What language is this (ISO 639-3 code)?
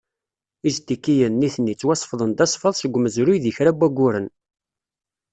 kab